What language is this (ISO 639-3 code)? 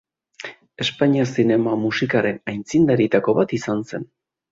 eus